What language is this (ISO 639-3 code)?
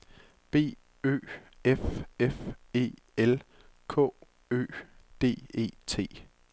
dan